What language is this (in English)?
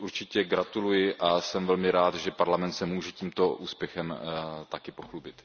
Czech